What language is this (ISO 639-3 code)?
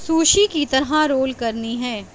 urd